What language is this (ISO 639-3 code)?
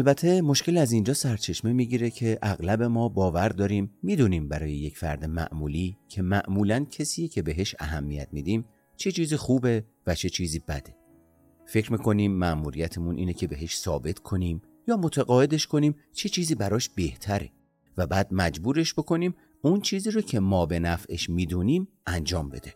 fas